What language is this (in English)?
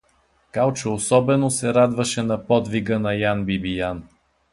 Bulgarian